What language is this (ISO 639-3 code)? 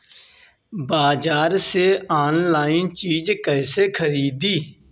bho